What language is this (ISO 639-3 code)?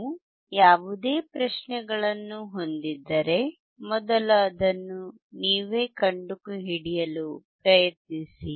kan